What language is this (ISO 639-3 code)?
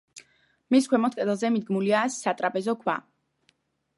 kat